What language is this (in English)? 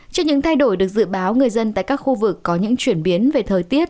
Vietnamese